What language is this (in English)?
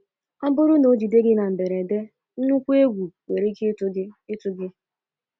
Igbo